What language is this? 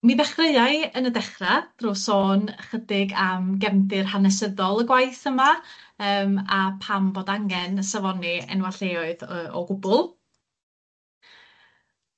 Welsh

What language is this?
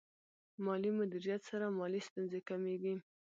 Pashto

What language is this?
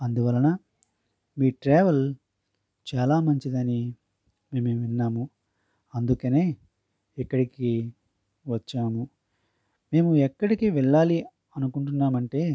Telugu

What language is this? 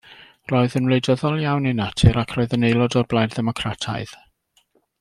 Welsh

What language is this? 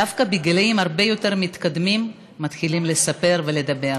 Hebrew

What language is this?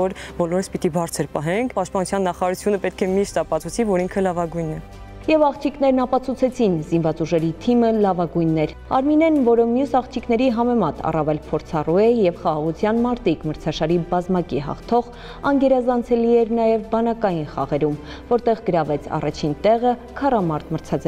Romanian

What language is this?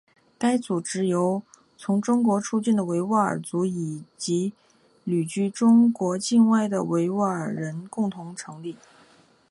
Chinese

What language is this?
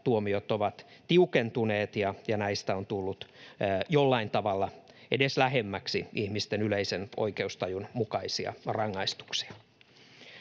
Finnish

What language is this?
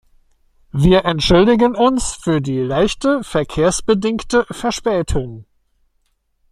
German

